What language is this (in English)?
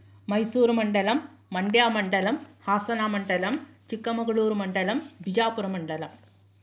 Sanskrit